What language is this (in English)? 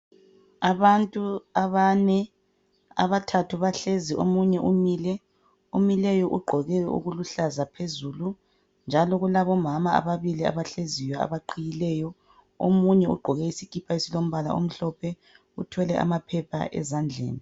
North Ndebele